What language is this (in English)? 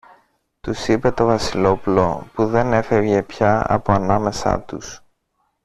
Greek